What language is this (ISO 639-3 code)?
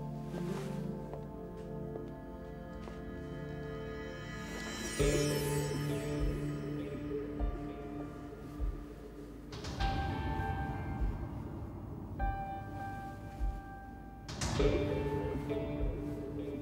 tur